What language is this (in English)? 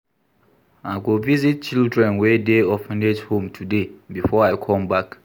Nigerian Pidgin